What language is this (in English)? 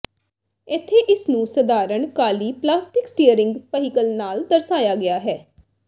Punjabi